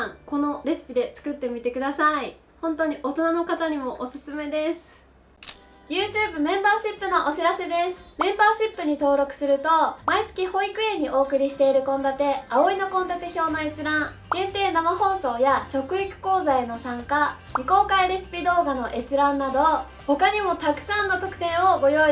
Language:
Japanese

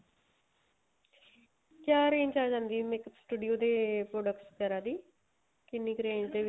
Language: Punjabi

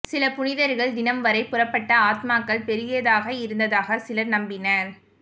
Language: Tamil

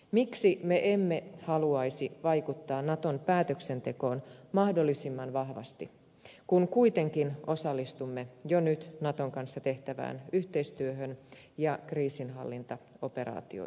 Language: Finnish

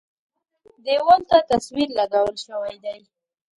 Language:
Pashto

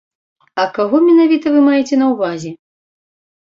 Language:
Belarusian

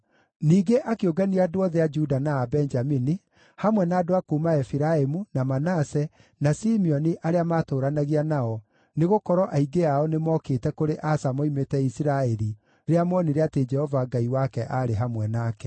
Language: Kikuyu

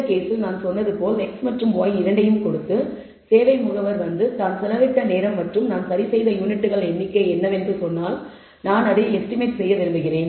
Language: Tamil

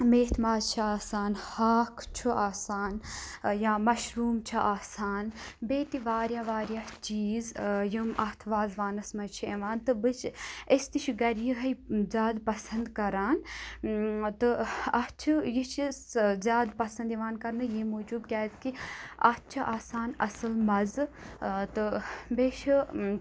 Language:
Kashmiri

